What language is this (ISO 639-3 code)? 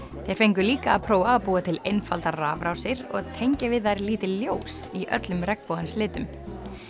isl